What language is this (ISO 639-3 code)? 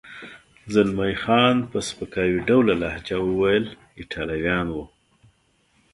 pus